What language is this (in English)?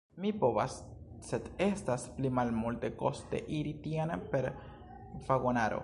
Esperanto